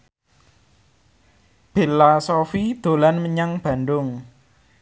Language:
Javanese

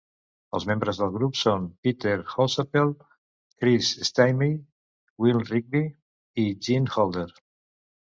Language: Catalan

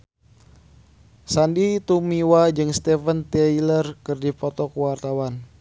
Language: Sundanese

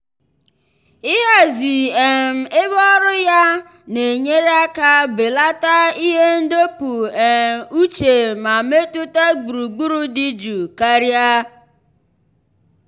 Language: Igbo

